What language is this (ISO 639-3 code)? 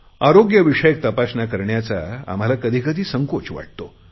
mar